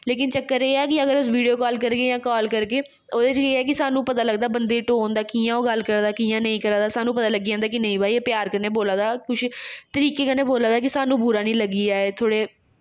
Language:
Dogri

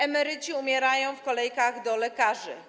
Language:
Polish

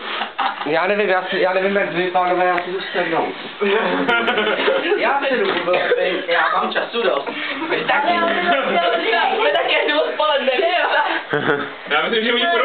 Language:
Czech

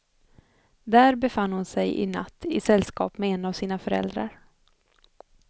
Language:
Swedish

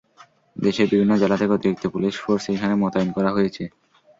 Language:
Bangla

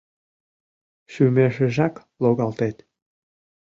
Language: Mari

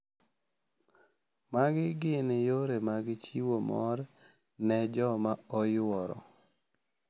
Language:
Luo (Kenya and Tanzania)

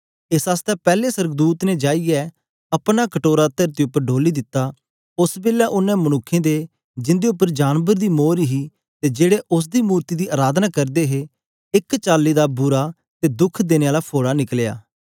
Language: Dogri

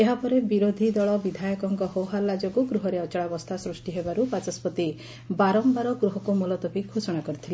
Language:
Odia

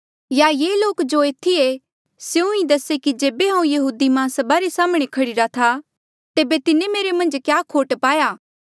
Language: Mandeali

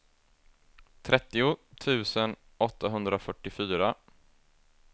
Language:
Swedish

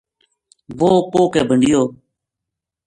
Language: Gujari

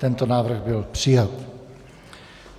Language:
Czech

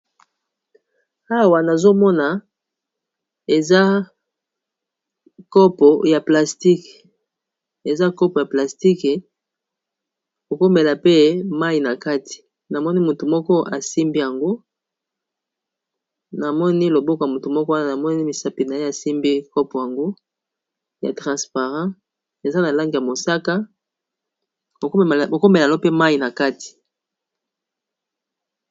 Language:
Lingala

